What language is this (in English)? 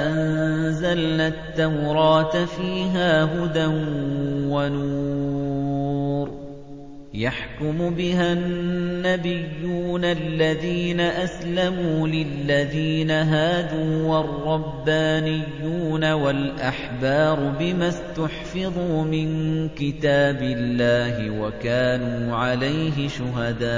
Arabic